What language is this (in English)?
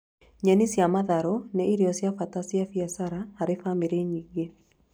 Kikuyu